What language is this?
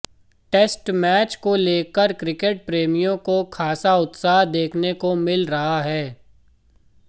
Hindi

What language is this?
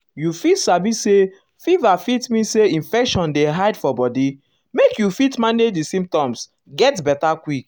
Nigerian Pidgin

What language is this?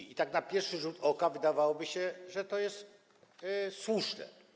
Polish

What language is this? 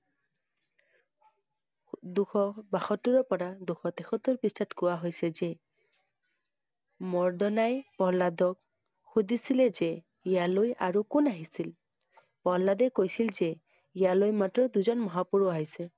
Assamese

